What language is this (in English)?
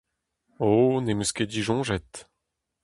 Breton